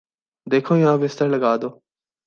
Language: Urdu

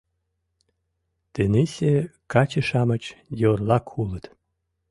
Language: Mari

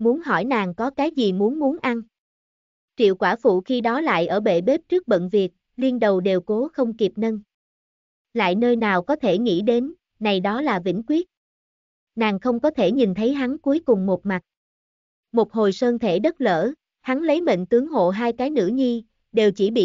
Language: Vietnamese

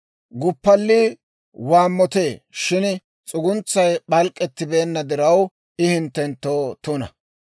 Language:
Dawro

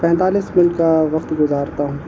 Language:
Urdu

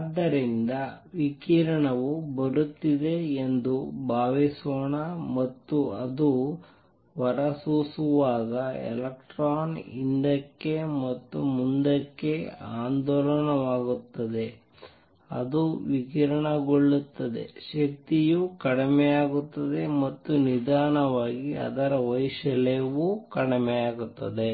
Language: Kannada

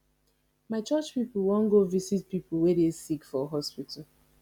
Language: Nigerian Pidgin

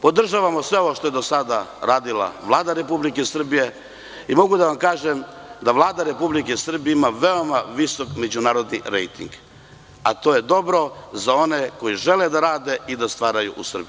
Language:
Serbian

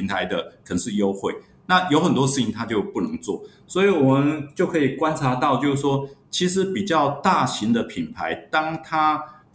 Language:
Chinese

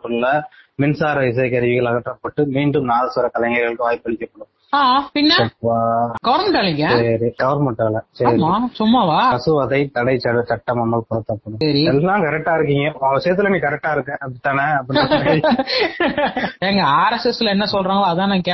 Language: Tamil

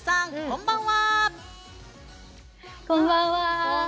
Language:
Japanese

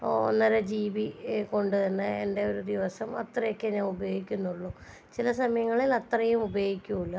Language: Malayalam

